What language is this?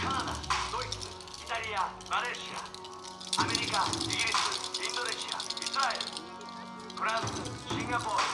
Japanese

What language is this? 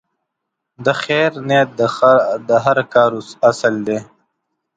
Pashto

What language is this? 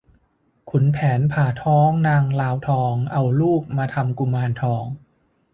Thai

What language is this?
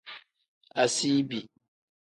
Tem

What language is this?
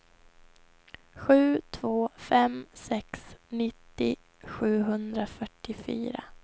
Swedish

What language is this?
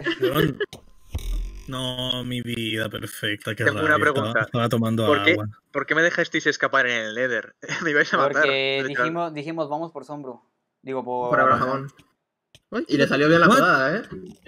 Spanish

